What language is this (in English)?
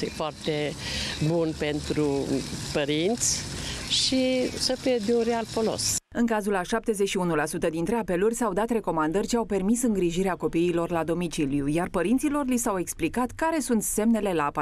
Romanian